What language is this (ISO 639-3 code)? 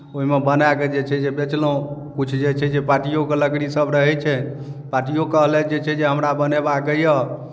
mai